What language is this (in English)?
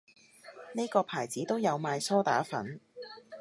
Cantonese